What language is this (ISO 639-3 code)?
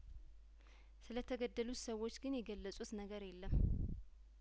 amh